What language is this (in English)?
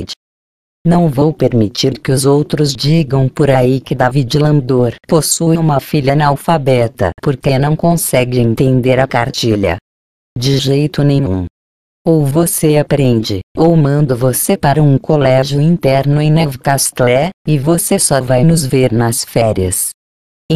Portuguese